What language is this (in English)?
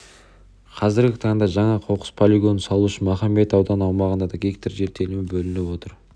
Kazakh